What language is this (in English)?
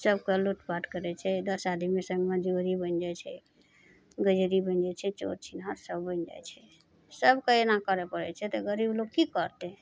Maithili